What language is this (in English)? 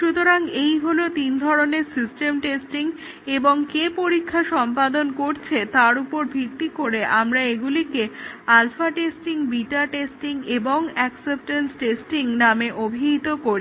Bangla